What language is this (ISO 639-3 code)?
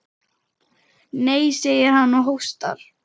isl